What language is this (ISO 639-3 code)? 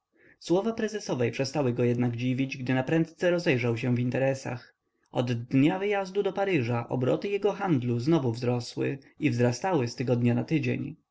pol